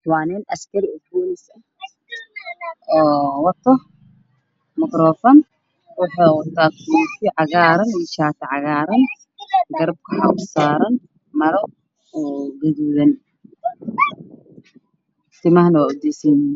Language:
Somali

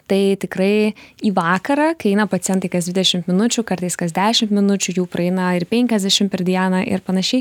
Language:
Lithuanian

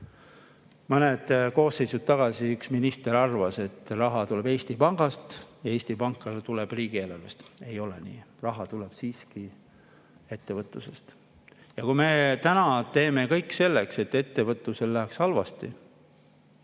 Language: Estonian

